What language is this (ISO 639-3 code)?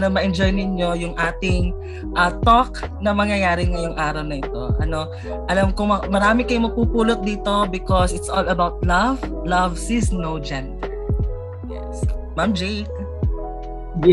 fil